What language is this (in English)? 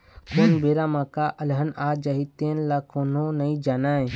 Chhattisgarhi